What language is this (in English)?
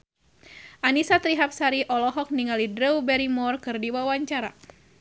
Sundanese